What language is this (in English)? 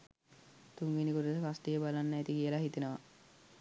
Sinhala